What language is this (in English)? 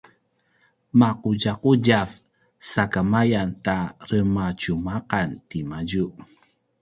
Paiwan